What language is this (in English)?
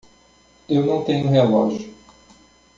Portuguese